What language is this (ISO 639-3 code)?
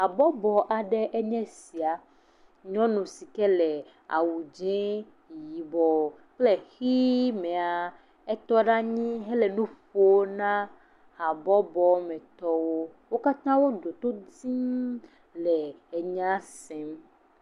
ewe